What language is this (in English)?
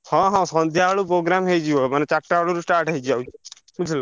Odia